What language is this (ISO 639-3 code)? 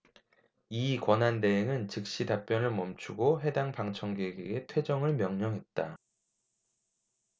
kor